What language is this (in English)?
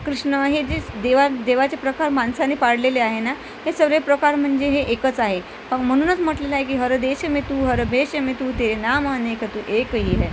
Marathi